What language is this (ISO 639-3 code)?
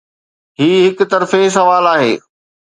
snd